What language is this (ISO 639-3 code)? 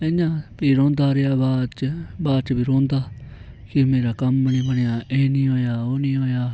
doi